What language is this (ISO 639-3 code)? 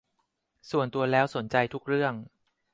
tha